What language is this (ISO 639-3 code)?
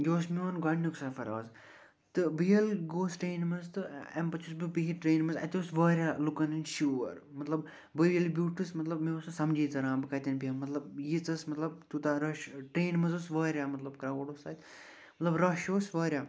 kas